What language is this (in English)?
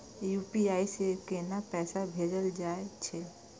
Maithili